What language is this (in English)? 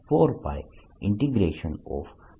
Gujarati